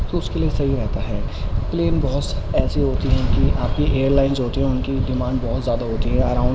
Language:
Urdu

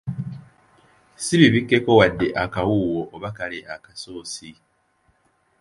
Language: Ganda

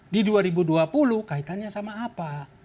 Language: Indonesian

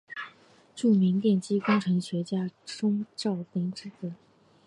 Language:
Chinese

